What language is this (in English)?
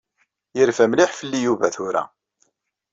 Kabyle